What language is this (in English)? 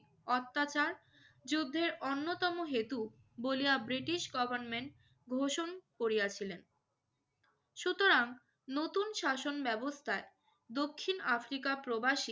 Bangla